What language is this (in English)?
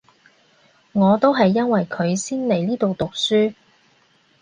Cantonese